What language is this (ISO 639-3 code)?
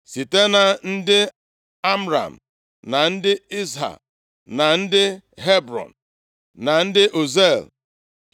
ibo